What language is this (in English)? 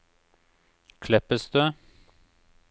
Norwegian